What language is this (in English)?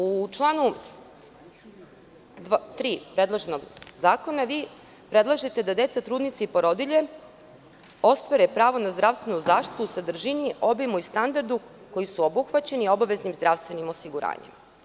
Serbian